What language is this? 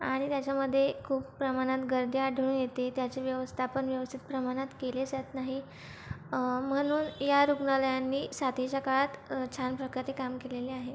Marathi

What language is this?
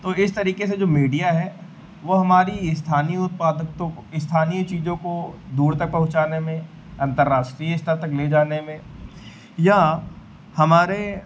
Hindi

